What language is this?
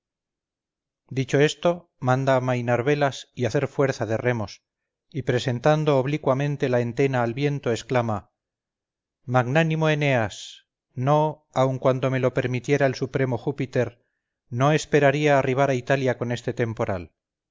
Spanish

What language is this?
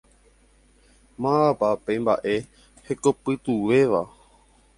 Guarani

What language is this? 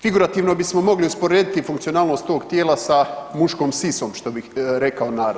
Croatian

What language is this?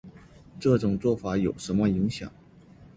Chinese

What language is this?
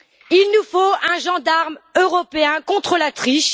French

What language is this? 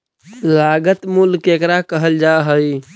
Magahi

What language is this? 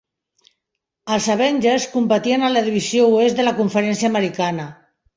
Catalan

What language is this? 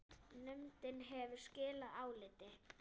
Icelandic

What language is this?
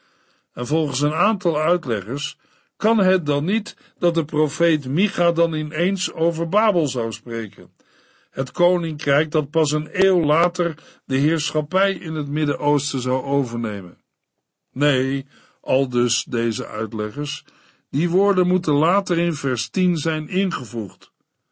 Dutch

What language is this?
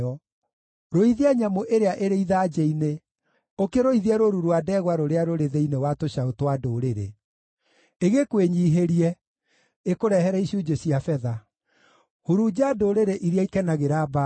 Kikuyu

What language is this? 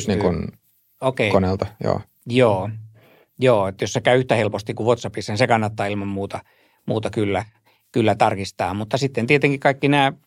Finnish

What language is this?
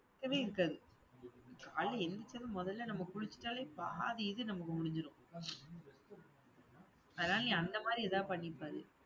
Tamil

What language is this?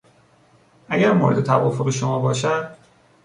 Persian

